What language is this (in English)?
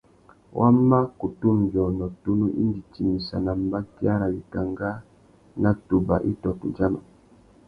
Tuki